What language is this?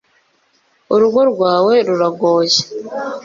Kinyarwanda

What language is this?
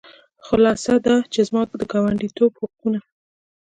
Pashto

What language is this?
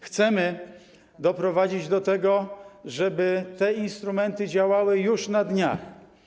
Polish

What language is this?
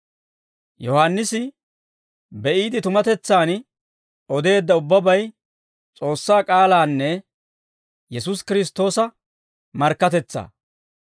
Dawro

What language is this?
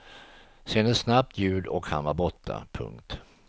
Swedish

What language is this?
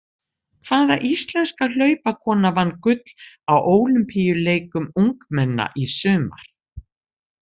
Icelandic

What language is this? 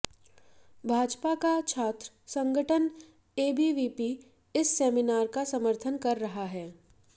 Hindi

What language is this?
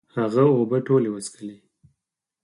Pashto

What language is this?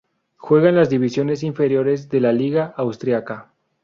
Spanish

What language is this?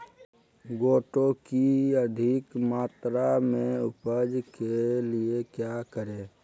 Magahi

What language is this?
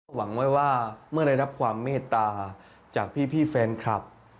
Thai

